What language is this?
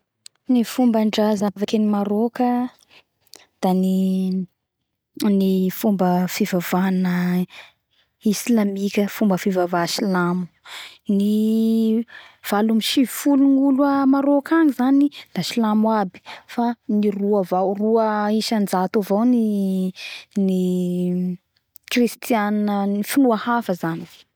Bara Malagasy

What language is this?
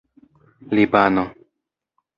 Esperanto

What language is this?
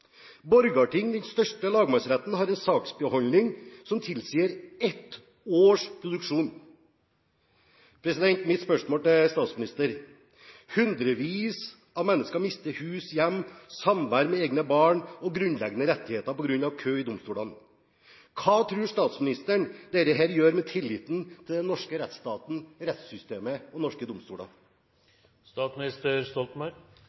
Norwegian Bokmål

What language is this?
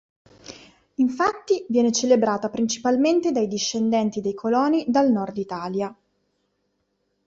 Italian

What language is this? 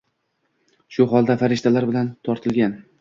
Uzbek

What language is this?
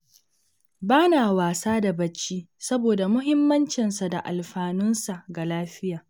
Hausa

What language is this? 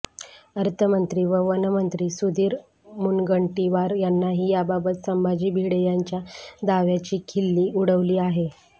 Marathi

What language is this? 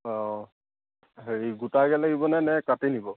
Assamese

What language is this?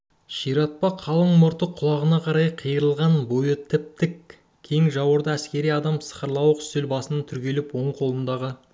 Kazakh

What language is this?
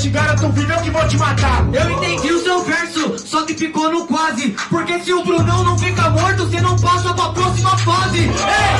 Portuguese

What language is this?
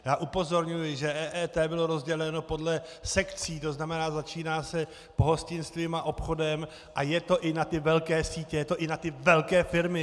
Czech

